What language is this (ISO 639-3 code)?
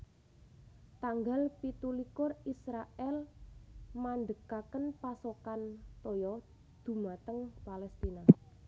jav